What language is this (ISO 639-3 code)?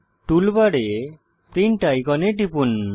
ben